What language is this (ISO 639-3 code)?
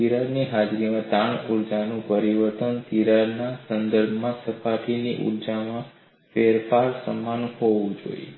guj